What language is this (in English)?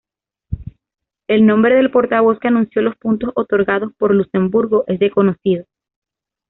Spanish